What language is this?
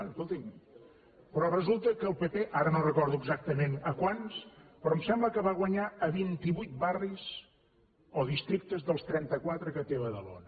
Catalan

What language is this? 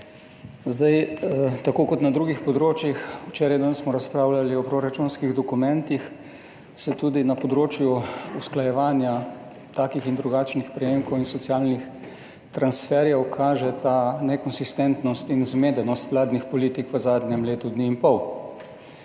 Slovenian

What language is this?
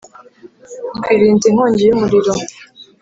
Kinyarwanda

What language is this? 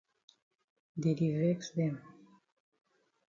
Cameroon Pidgin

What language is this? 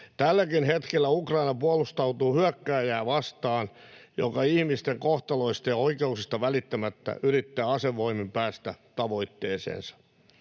Finnish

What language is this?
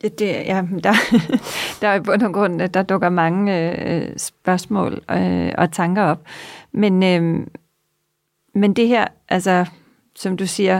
Danish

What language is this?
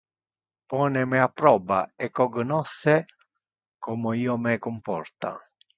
Interlingua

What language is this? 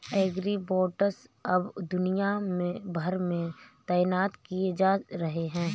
Hindi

